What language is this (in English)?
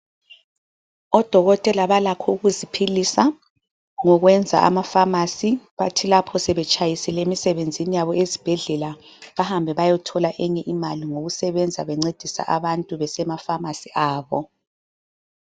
North Ndebele